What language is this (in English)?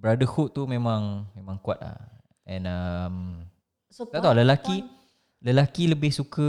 Malay